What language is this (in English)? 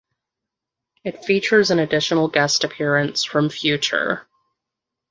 English